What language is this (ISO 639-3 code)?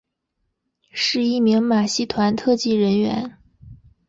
zho